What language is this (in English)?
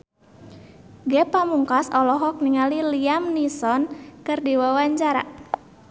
Sundanese